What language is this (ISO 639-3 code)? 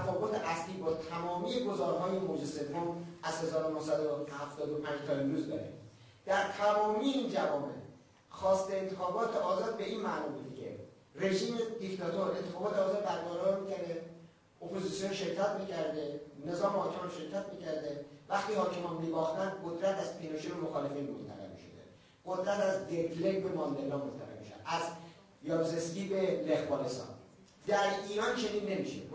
fas